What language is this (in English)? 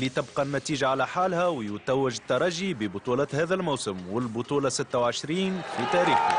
Arabic